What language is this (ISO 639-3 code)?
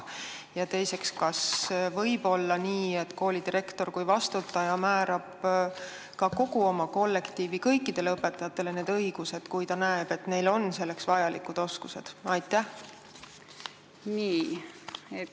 est